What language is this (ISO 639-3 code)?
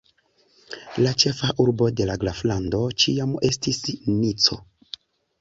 epo